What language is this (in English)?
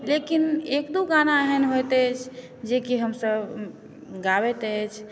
Maithili